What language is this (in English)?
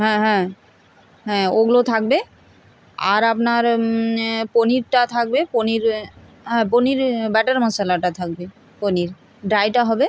Bangla